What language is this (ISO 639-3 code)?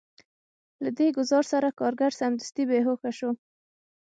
pus